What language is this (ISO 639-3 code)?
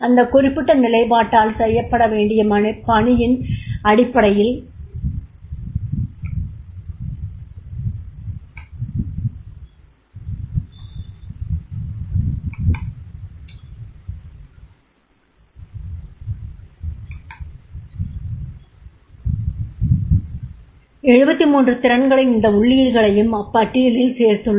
tam